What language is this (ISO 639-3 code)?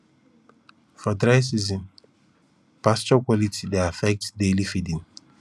pcm